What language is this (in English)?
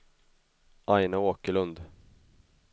Swedish